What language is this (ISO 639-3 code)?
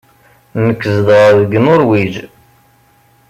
kab